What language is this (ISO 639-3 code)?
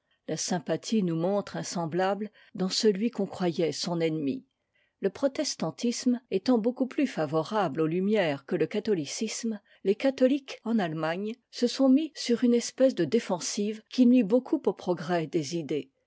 fra